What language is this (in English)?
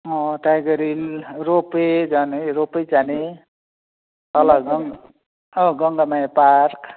Nepali